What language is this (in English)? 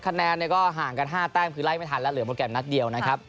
Thai